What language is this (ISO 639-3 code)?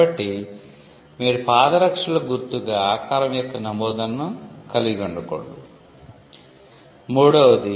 tel